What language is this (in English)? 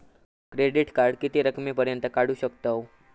Marathi